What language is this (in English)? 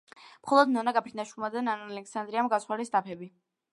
Georgian